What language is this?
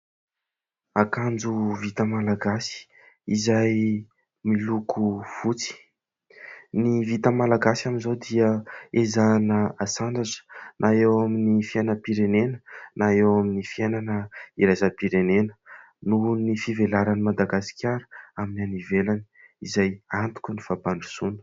Malagasy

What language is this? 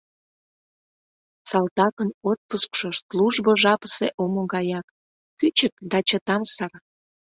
Mari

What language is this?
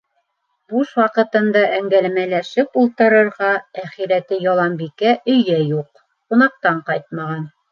Bashkir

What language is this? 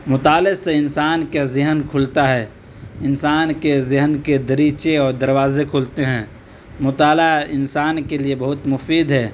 Urdu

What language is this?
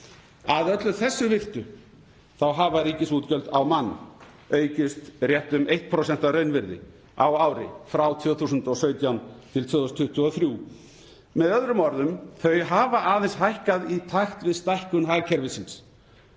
Icelandic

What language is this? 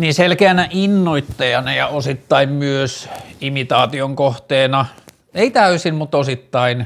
Finnish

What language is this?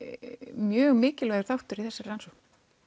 Icelandic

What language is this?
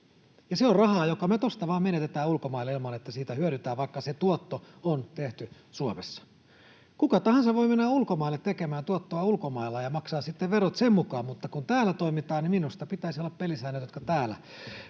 Finnish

